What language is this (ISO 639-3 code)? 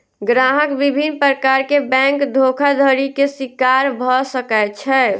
mai